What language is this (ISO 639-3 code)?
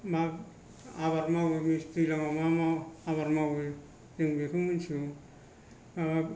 brx